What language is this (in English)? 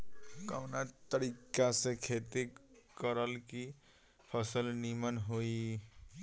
Bhojpuri